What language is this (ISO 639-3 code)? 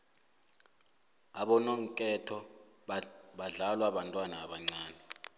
nbl